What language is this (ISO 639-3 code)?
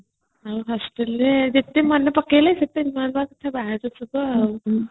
ori